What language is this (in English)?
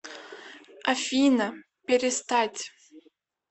Russian